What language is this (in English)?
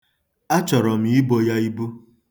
Igbo